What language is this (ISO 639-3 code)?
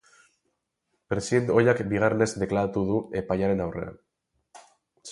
eus